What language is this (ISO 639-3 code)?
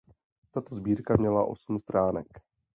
ces